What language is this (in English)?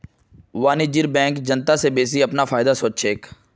Magahi